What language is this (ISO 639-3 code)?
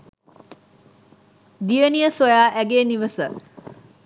sin